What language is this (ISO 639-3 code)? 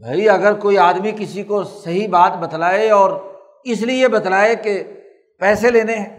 urd